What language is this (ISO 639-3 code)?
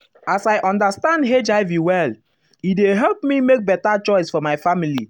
pcm